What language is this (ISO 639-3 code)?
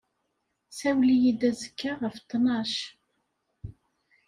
kab